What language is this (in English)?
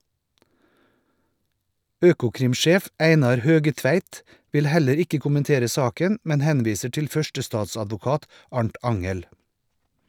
Norwegian